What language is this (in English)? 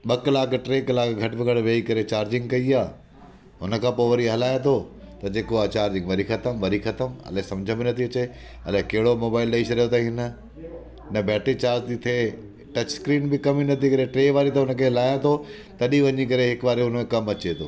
Sindhi